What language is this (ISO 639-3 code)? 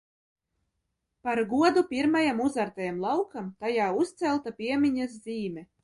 lav